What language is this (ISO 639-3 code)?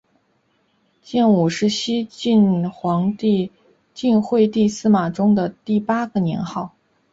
zho